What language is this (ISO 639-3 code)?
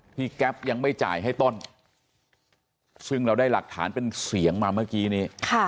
tha